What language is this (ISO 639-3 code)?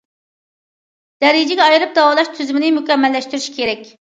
uig